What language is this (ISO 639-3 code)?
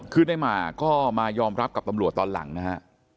tha